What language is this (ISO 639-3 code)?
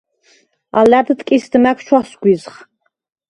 sva